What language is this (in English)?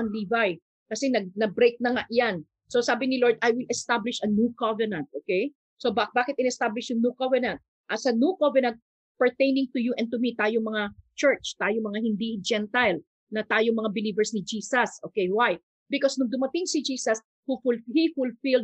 Filipino